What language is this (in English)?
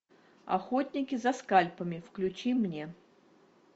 Russian